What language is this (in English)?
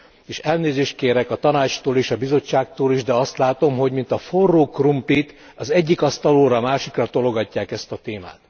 Hungarian